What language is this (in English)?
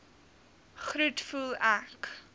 Afrikaans